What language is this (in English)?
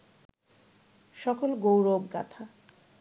Bangla